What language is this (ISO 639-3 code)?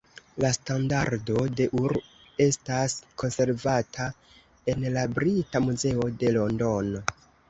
epo